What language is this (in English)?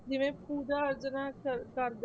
Punjabi